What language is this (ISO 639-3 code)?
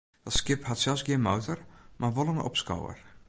fry